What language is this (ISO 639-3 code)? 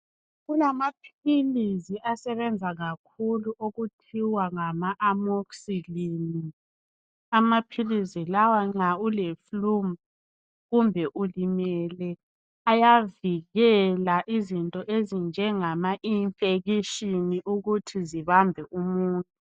nde